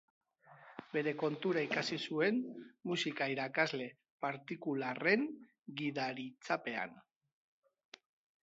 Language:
Basque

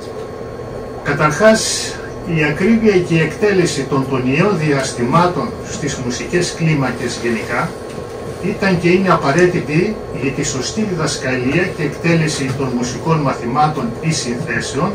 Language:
Greek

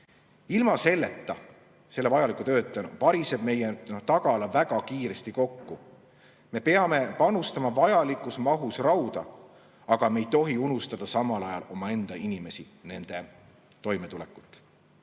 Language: Estonian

